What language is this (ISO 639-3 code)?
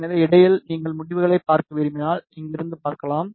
tam